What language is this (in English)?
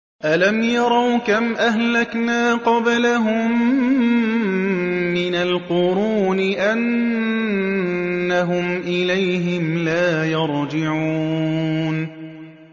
Arabic